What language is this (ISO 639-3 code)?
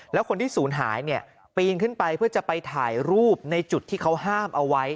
tha